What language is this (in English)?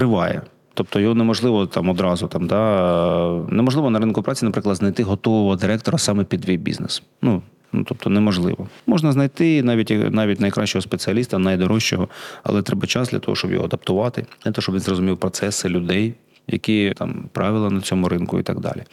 Ukrainian